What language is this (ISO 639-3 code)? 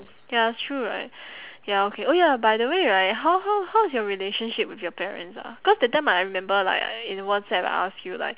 eng